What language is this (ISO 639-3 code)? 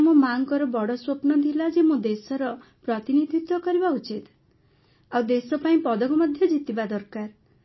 ori